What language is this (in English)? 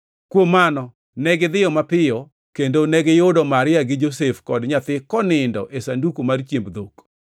Luo (Kenya and Tanzania)